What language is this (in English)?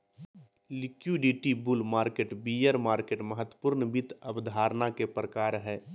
Magahi